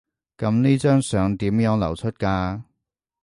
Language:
Cantonese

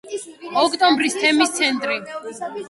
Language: Georgian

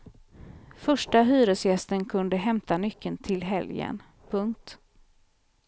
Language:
Swedish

